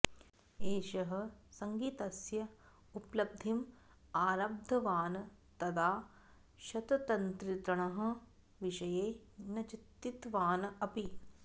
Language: Sanskrit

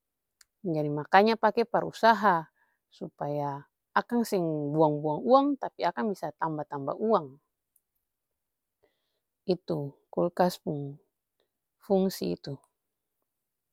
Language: Ambonese Malay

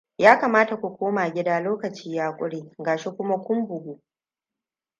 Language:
Hausa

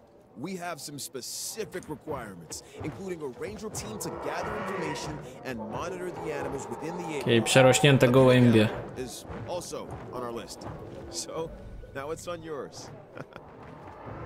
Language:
Polish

